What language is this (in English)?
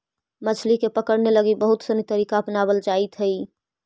Magahi